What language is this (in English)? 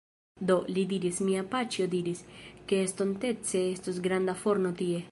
Esperanto